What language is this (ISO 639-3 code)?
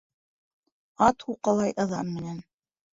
bak